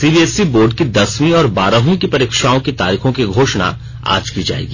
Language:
Hindi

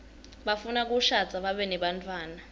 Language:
Swati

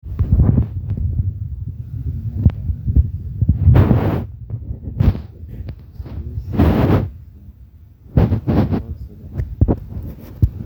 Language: Masai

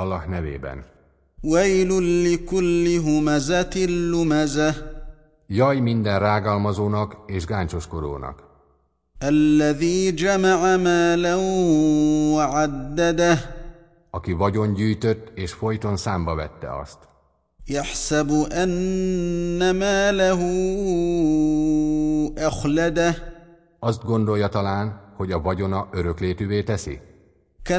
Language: Hungarian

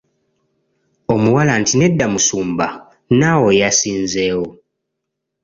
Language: Ganda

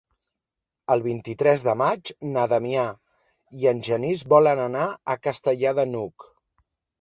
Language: Catalan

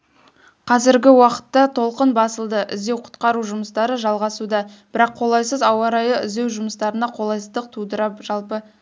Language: Kazakh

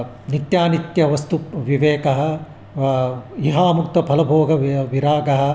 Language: Sanskrit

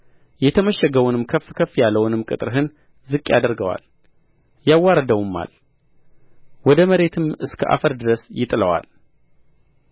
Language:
Amharic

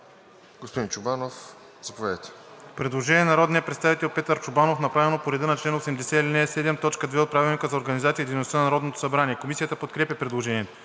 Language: Bulgarian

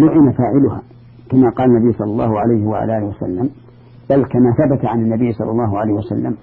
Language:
Arabic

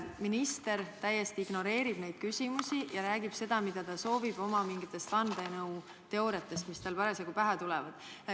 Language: Estonian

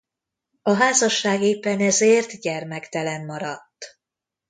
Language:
Hungarian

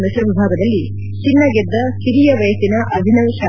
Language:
Kannada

